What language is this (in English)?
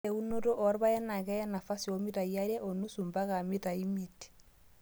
Masai